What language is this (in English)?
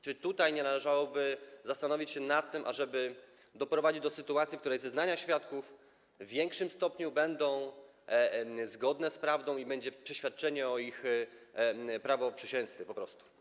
Polish